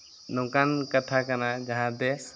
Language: Santali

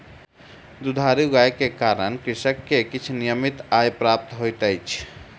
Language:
Maithili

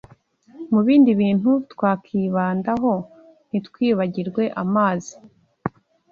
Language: Kinyarwanda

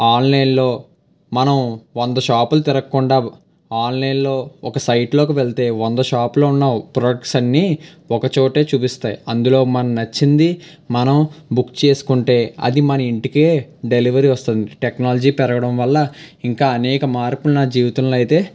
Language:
Telugu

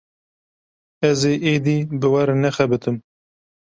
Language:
Kurdish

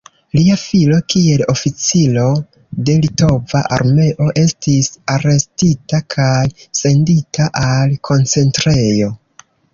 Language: Esperanto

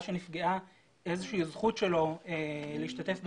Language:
Hebrew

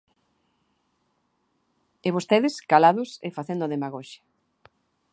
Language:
Galician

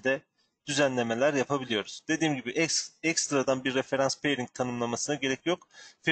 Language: Turkish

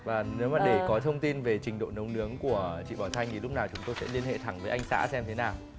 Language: Vietnamese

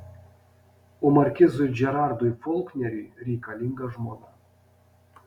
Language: Lithuanian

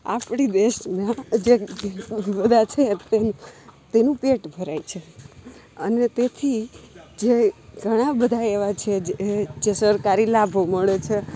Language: Gujarati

